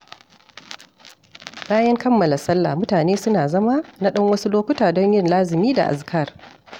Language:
Hausa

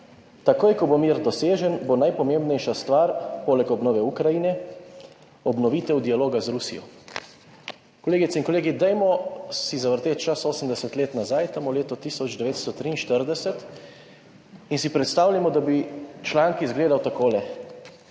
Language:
Slovenian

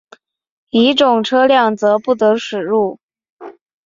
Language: Chinese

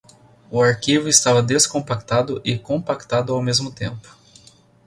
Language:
Portuguese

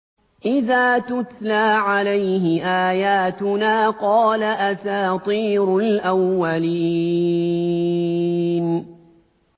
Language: Arabic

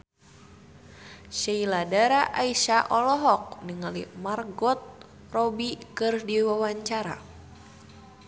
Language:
Sundanese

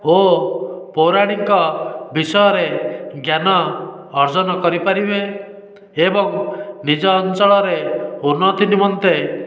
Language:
Odia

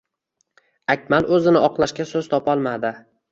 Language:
Uzbek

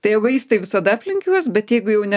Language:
Lithuanian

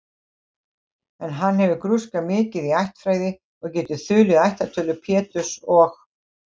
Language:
Icelandic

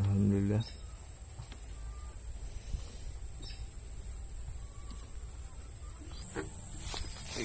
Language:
Indonesian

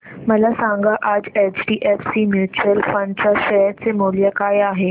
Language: Marathi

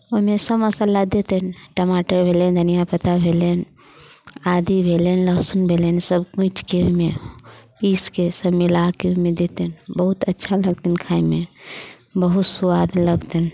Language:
Maithili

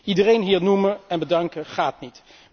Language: Dutch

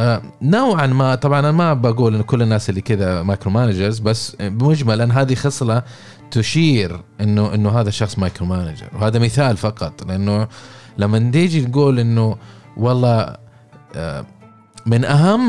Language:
Arabic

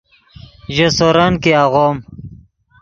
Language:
Yidgha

